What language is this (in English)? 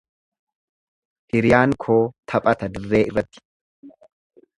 Oromo